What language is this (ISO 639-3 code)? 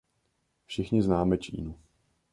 ces